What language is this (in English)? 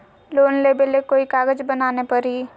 Magahi